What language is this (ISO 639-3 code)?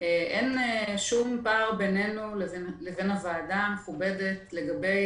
heb